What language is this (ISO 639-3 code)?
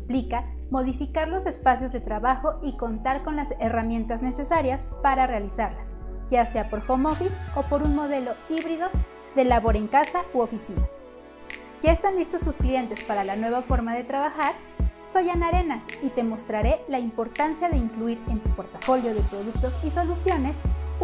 spa